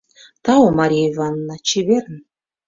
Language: Mari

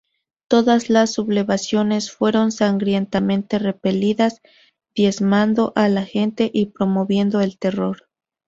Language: Spanish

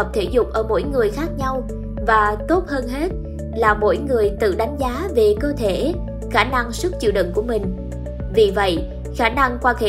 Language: Vietnamese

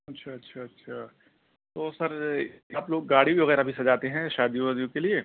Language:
Urdu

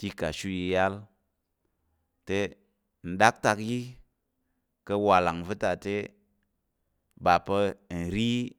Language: Tarok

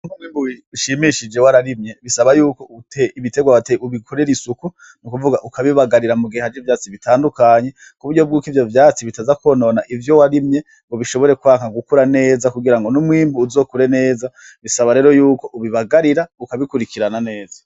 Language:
Rundi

